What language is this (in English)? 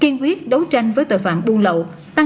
Vietnamese